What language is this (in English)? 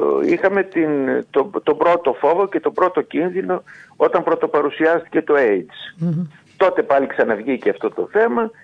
Greek